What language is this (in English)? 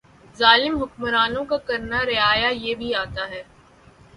Urdu